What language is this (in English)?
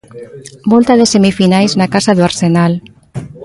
Galician